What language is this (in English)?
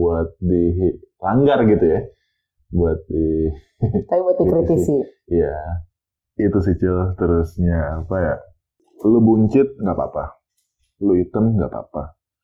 Indonesian